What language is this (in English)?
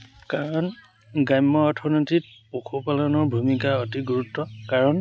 Assamese